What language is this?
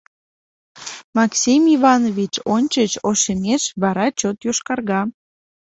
Mari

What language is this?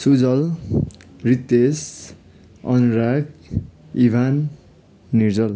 Nepali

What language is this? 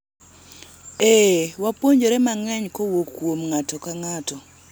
Luo (Kenya and Tanzania)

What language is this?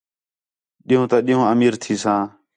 Khetrani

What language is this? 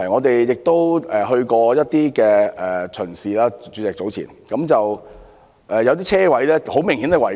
Cantonese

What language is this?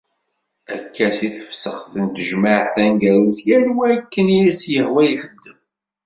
Kabyle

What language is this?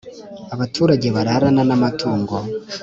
Kinyarwanda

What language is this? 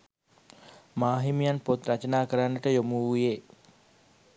Sinhala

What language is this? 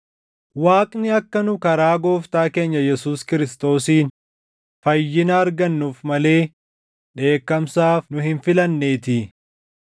Oromo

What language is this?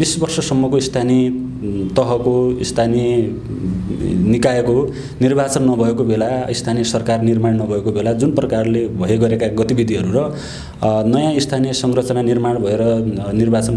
Nepali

